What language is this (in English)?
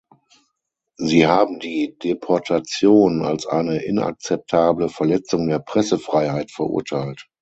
German